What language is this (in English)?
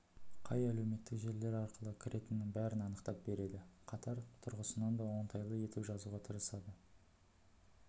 Kazakh